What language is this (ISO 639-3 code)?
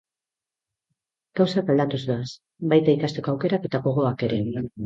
eus